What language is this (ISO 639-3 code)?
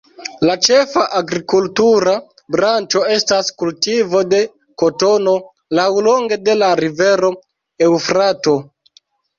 epo